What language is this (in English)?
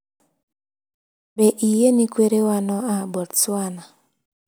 Luo (Kenya and Tanzania)